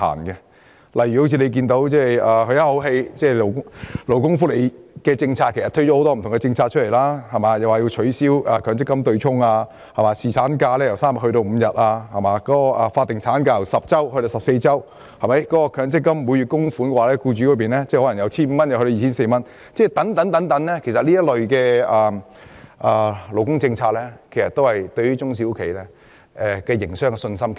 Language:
Cantonese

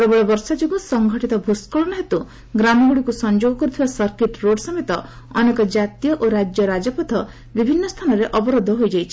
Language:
Odia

